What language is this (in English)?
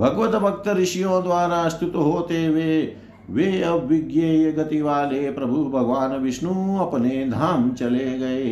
Hindi